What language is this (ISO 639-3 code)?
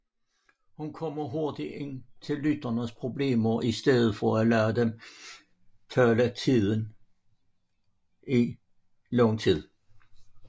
dan